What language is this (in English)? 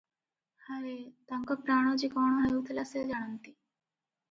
Odia